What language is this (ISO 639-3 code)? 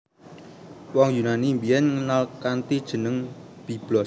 jav